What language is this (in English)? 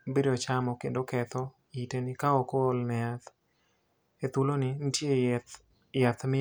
Luo (Kenya and Tanzania)